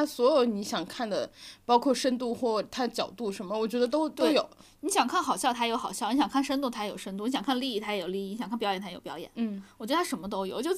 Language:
Chinese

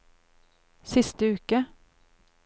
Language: Norwegian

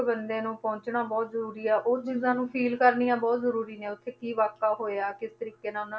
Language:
Punjabi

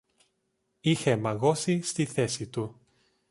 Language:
Greek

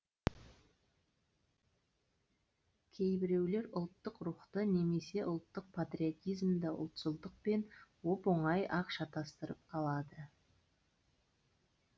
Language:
Kazakh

